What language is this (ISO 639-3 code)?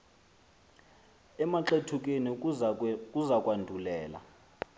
xho